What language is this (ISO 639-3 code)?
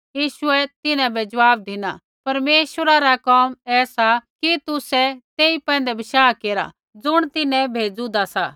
kfx